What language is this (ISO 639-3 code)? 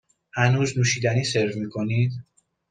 fas